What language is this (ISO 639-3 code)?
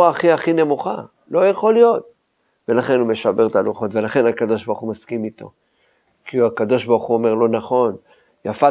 heb